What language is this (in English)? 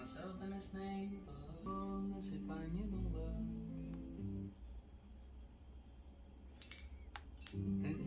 Korean